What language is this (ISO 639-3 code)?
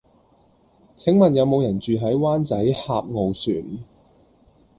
yue